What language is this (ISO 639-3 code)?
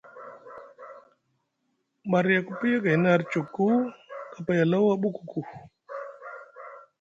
mug